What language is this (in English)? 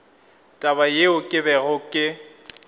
Northern Sotho